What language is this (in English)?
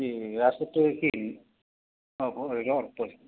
Assamese